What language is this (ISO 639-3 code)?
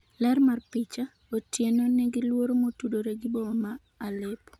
luo